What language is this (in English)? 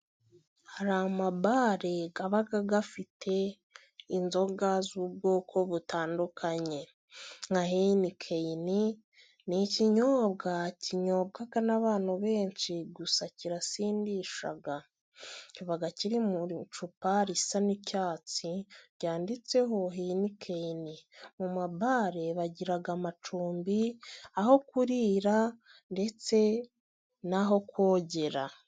Kinyarwanda